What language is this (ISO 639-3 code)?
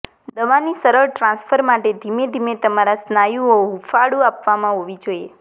guj